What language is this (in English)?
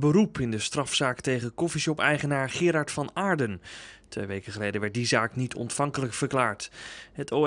Dutch